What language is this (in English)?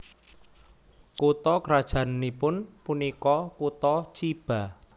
Javanese